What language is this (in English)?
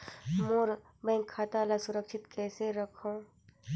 Chhattisgarhi